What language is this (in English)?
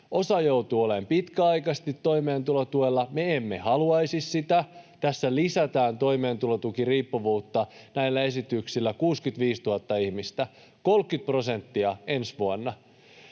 Finnish